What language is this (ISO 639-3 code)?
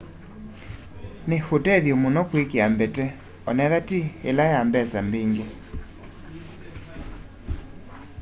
kam